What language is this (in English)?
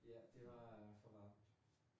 Danish